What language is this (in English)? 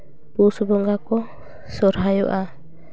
Santali